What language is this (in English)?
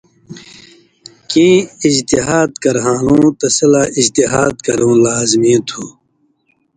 Indus Kohistani